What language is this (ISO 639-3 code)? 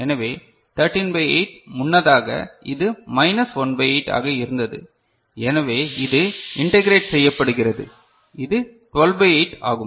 tam